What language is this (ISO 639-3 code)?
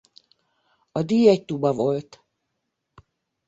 hun